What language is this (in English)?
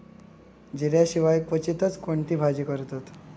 Marathi